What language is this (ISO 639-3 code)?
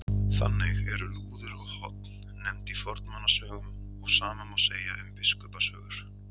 isl